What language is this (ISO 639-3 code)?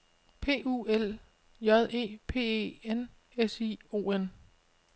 dan